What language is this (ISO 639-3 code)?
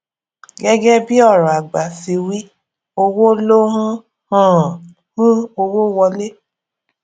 yor